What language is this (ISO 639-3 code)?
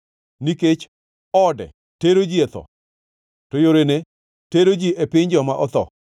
luo